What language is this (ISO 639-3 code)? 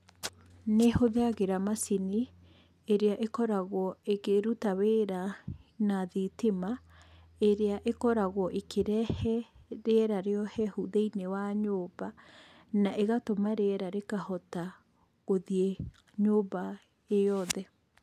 kik